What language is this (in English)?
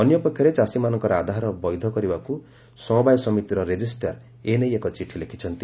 Odia